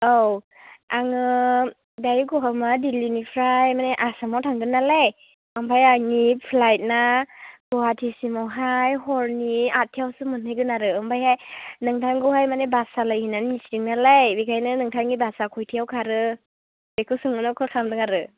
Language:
Bodo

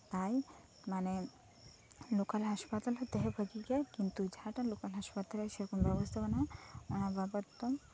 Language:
Santali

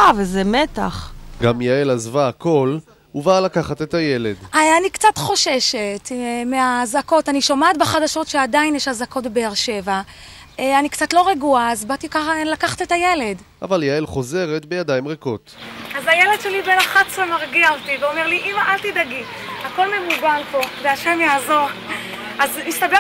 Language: Hebrew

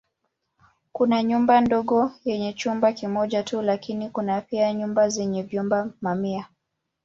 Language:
Swahili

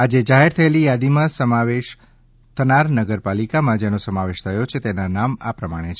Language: Gujarati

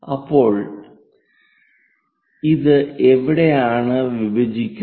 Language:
Malayalam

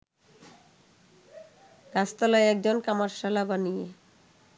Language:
Bangla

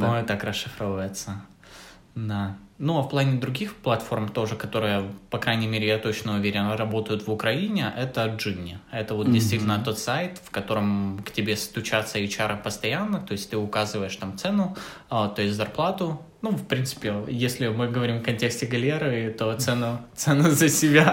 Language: Russian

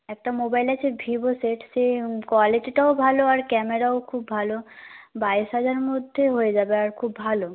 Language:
Bangla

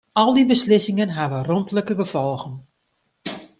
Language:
Western Frisian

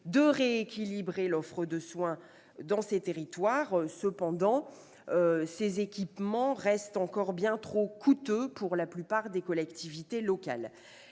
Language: French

